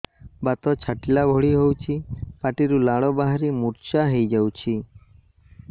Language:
Odia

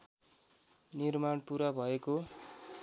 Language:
Nepali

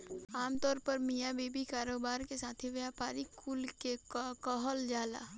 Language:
Bhojpuri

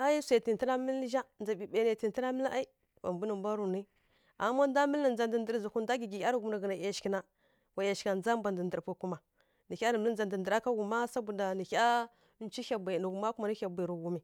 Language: Kirya-Konzəl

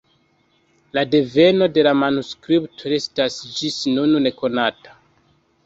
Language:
Esperanto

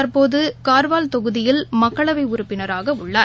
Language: Tamil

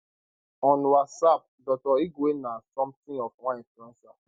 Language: Nigerian Pidgin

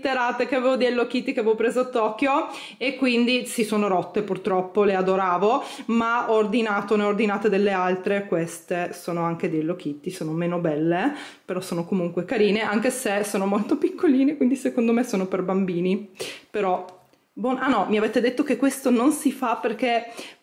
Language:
Italian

